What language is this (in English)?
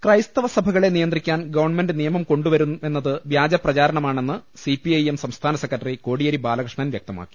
Malayalam